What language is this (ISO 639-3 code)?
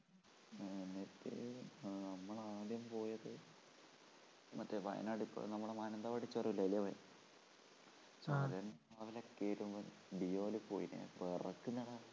mal